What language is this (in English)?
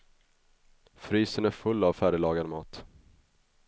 Swedish